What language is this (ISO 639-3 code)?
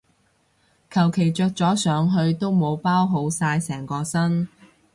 yue